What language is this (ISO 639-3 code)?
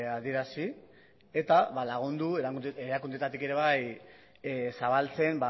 eus